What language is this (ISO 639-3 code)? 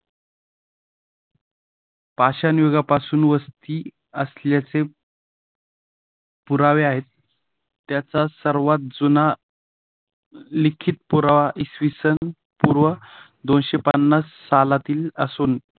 mar